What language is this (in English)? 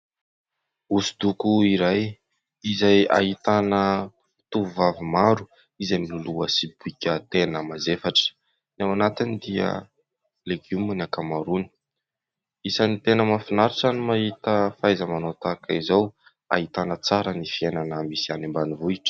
Malagasy